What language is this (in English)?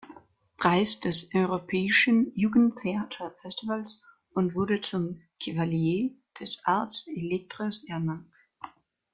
German